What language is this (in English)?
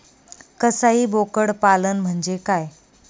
Marathi